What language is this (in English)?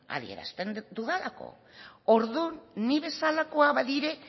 Basque